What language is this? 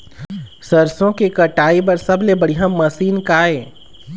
Chhattisgarhi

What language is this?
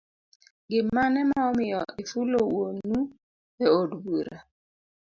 Luo (Kenya and Tanzania)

